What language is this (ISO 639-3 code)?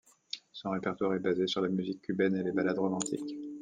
fra